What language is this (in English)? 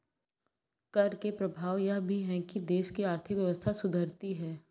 Hindi